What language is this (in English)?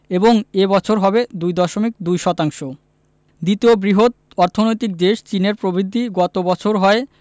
Bangla